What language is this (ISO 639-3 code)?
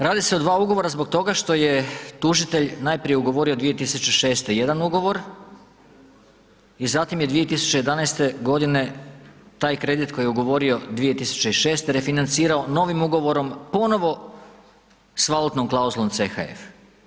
hrv